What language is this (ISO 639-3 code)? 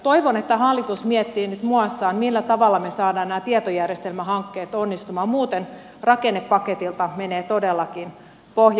fin